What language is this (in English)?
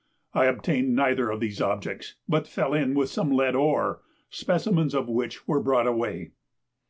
English